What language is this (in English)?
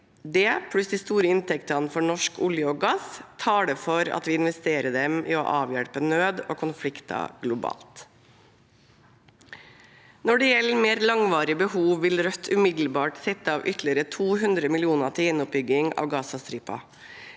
Norwegian